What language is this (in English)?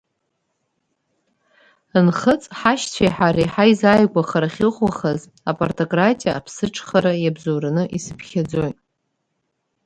Abkhazian